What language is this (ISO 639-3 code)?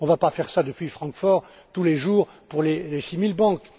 fra